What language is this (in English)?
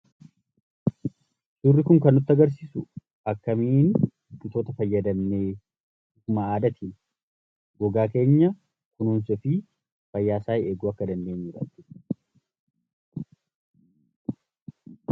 Oromo